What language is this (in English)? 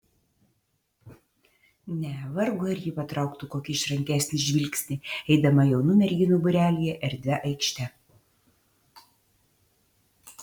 Lithuanian